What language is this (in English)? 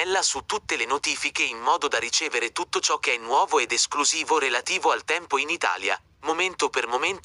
Italian